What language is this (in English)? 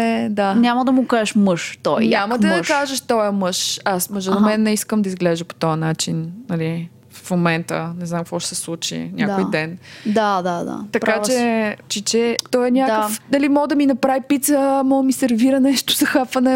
Bulgarian